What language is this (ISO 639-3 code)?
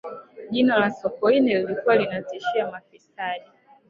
swa